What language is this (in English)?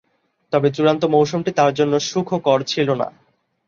Bangla